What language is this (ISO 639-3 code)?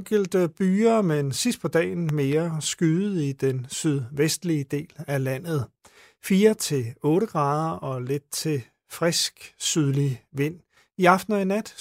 dan